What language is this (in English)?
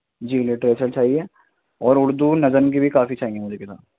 Urdu